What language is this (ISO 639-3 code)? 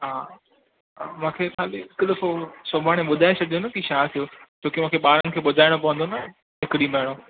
snd